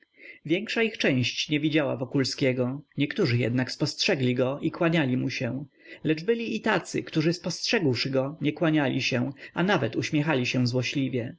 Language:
Polish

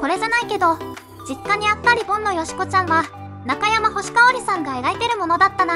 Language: Japanese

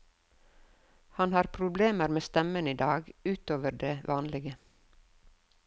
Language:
Norwegian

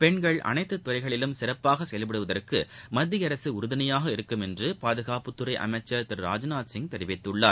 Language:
Tamil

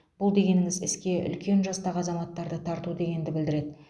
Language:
Kazakh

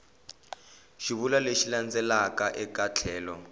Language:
Tsonga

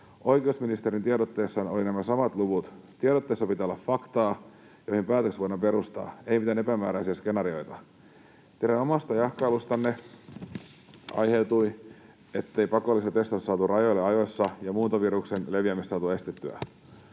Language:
Finnish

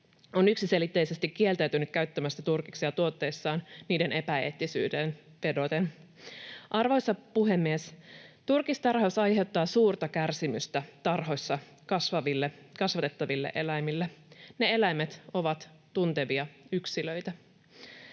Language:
Finnish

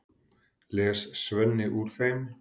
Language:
Icelandic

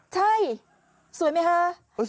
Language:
Thai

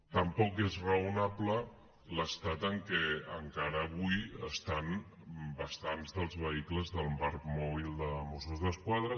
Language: Catalan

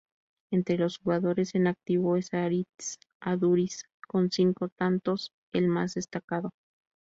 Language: Spanish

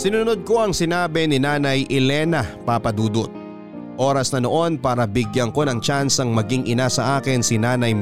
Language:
Filipino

